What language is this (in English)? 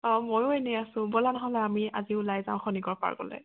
Assamese